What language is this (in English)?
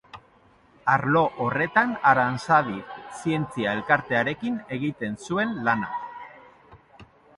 Basque